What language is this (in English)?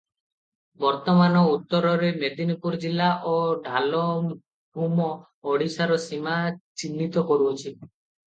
Odia